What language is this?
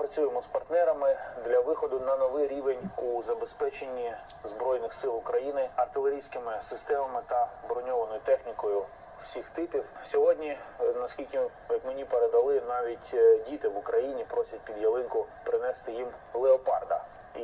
Ukrainian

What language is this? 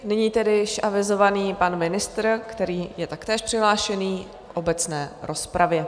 Czech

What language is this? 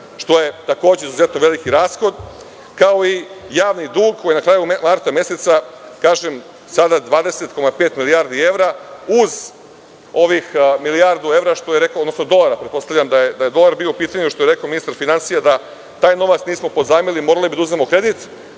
Serbian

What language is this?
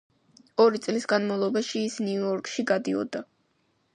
Georgian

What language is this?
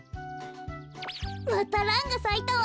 Japanese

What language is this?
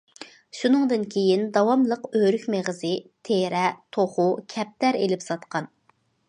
Uyghur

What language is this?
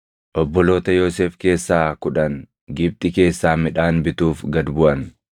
Oromo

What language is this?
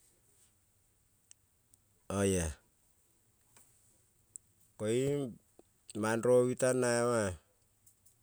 Kol (Papua New Guinea)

